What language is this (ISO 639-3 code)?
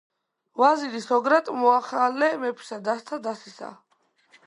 kat